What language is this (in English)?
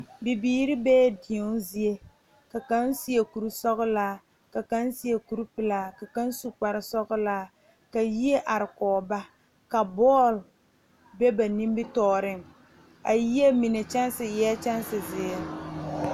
Southern Dagaare